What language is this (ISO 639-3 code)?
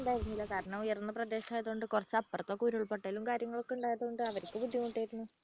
mal